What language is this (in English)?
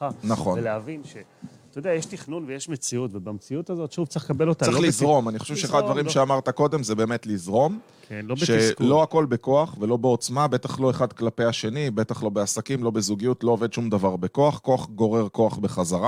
Hebrew